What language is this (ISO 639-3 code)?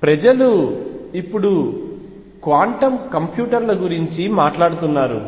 tel